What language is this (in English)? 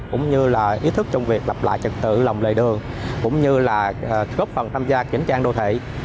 Vietnamese